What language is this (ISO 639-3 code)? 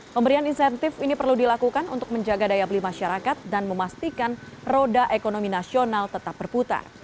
ind